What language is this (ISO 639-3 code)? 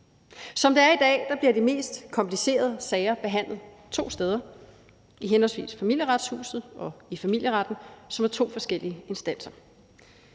dan